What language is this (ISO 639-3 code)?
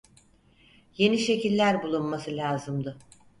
tur